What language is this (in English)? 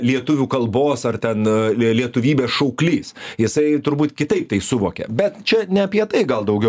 Lithuanian